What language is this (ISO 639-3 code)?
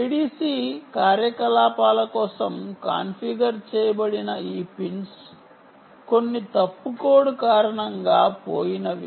tel